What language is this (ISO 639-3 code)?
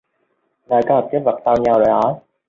vie